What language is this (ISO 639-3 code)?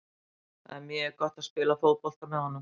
isl